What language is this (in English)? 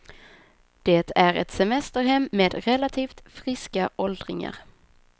Swedish